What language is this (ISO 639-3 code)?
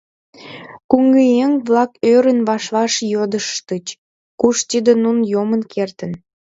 chm